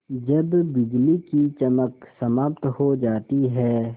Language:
Hindi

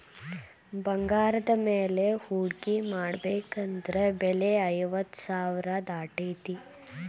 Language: Kannada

